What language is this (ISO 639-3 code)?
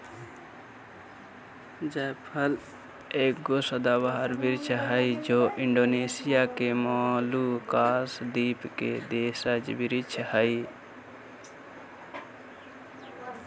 mag